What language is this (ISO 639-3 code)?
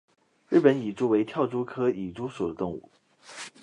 zho